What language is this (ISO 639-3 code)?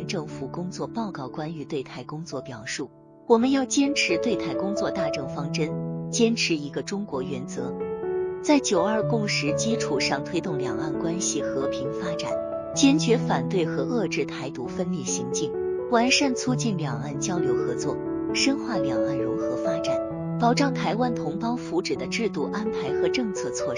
zho